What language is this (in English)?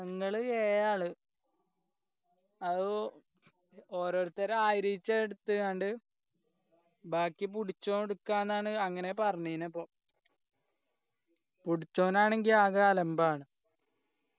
Malayalam